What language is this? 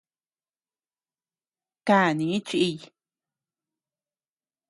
Tepeuxila Cuicatec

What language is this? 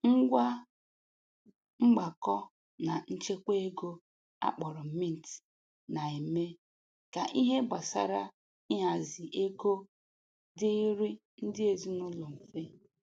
Igbo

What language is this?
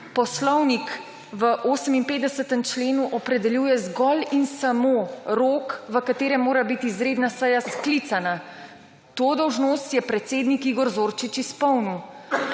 Slovenian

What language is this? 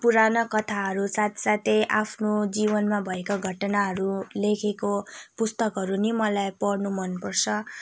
Nepali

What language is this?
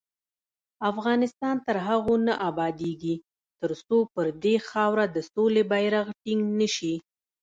Pashto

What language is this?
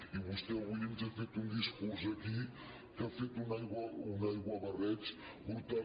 Catalan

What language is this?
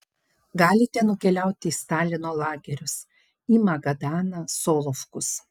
Lithuanian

